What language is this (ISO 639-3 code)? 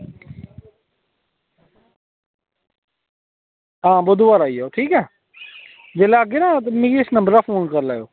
doi